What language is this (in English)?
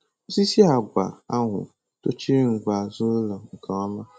Igbo